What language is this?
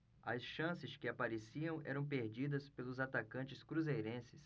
Portuguese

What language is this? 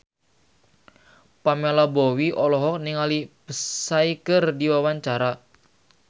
Sundanese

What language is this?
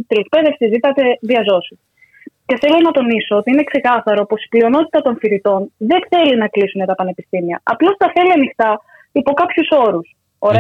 Greek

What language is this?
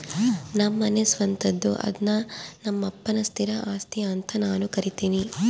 Kannada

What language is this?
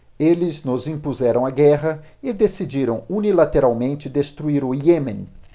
Portuguese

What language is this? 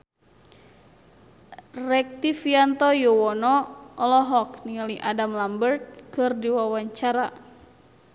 Sundanese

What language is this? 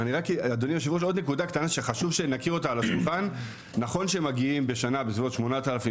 Hebrew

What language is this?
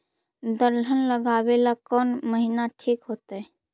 Magahi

